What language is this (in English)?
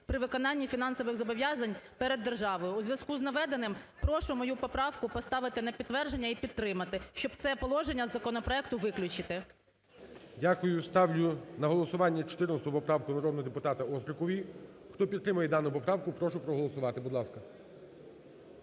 Ukrainian